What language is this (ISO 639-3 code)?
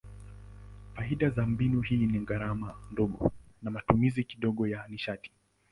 swa